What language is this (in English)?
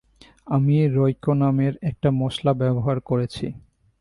Bangla